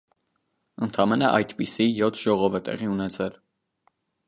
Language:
Armenian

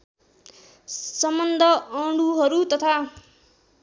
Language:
Nepali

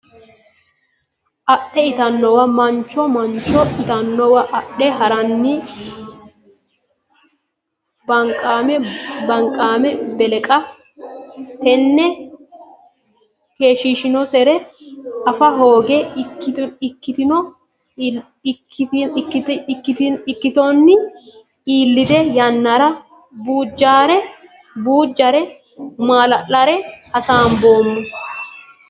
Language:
Sidamo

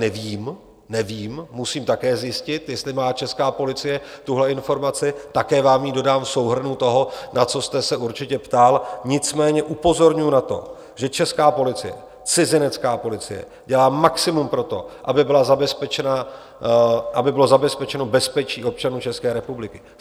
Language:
Czech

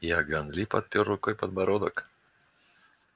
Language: Russian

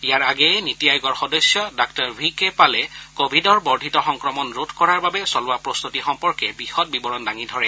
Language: Assamese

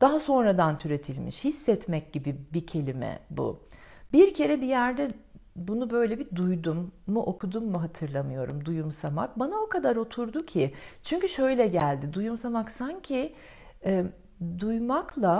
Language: Turkish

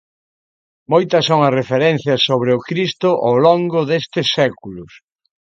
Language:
Galician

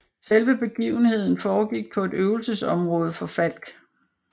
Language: Danish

